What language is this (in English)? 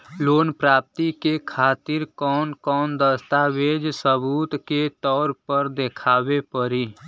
Bhojpuri